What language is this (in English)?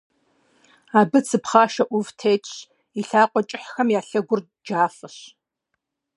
Kabardian